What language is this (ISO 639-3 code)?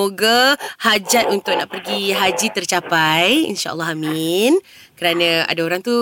msa